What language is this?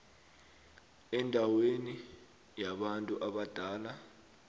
South Ndebele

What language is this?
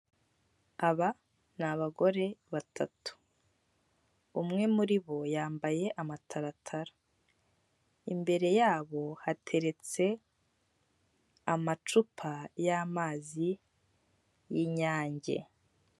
Kinyarwanda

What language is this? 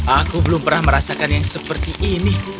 Indonesian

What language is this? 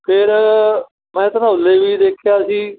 Punjabi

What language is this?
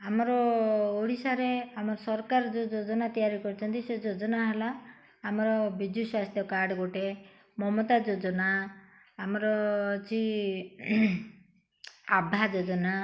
Odia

